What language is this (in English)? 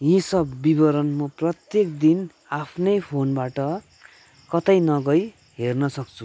Nepali